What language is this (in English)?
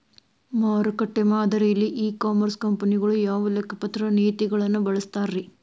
Kannada